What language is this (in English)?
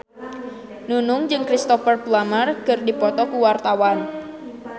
Sundanese